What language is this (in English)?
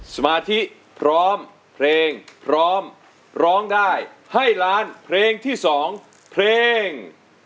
Thai